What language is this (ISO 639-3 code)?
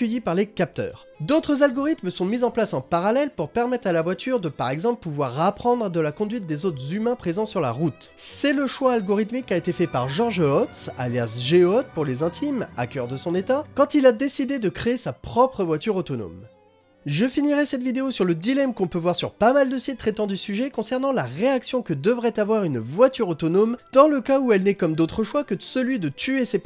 fra